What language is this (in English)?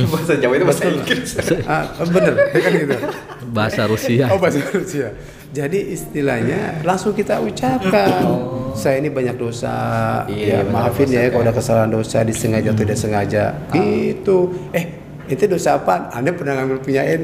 Indonesian